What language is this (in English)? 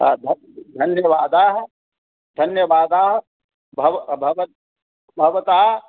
Sanskrit